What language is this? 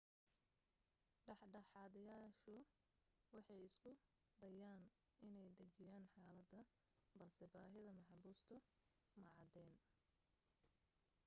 Somali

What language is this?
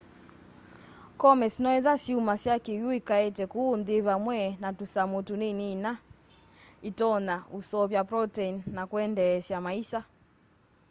Kamba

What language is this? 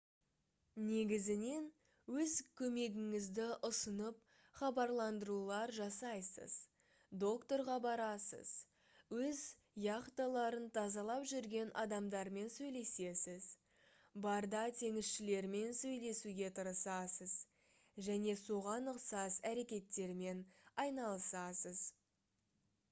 Kazakh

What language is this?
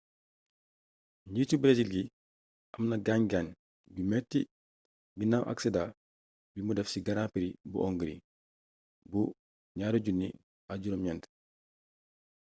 Wolof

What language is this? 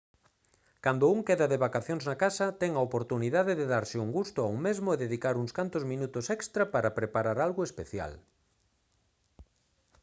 Galician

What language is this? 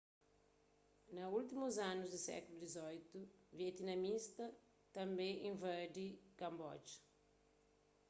Kabuverdianu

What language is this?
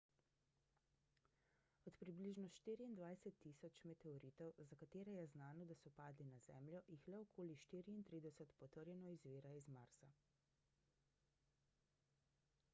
Slovenian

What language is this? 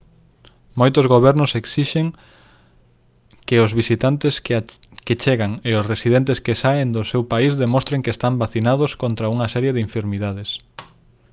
Galician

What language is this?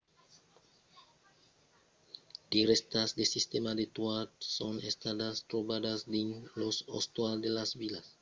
Occitan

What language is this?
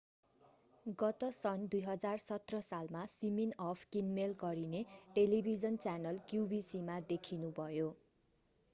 Nepali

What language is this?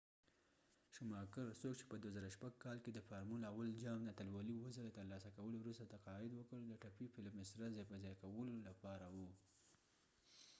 Pashto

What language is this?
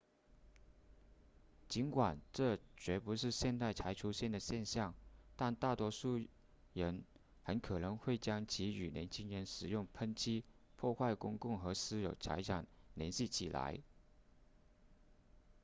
Chinese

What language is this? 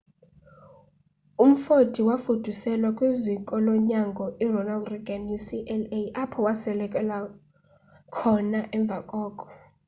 Xhosa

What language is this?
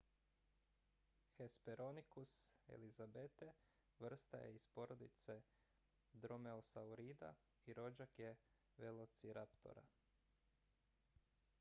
Croatian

